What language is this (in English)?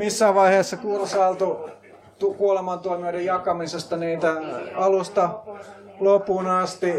Finnish